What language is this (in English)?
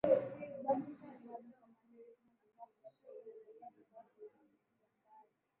Swahili